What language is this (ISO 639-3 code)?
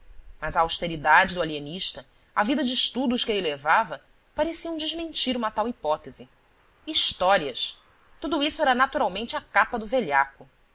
por